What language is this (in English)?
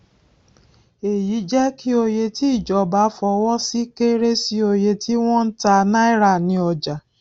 Yoruba